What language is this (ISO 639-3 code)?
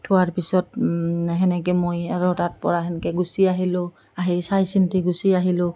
asm